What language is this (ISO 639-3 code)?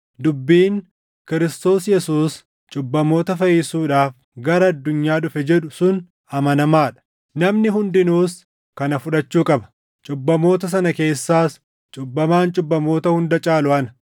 orm